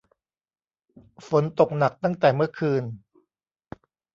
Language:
Thai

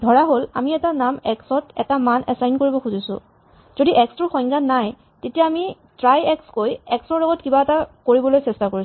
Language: Assamese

